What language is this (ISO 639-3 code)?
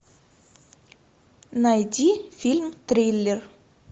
rus